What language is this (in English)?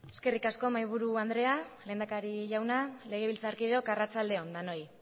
Basque